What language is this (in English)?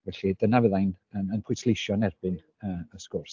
Welsh